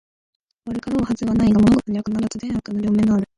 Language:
Japanese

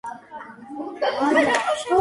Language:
Georgian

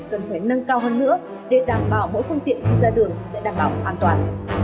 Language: Vietnamese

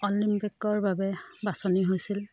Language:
Assamese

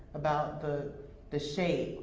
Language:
English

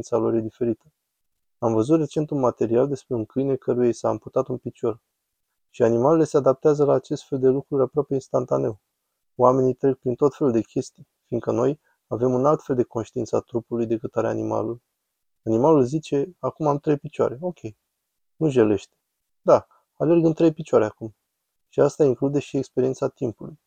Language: Romanian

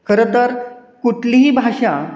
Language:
Marathi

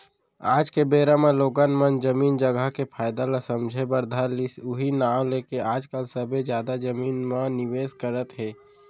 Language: Chhattisgarhi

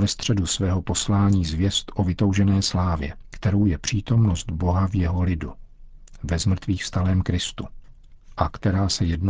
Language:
Czech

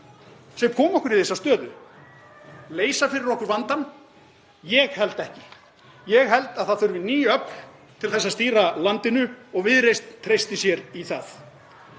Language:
Icelandic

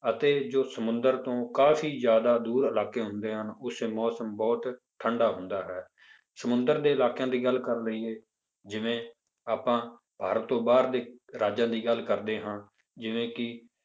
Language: Punjabi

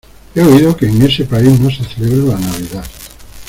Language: Spanish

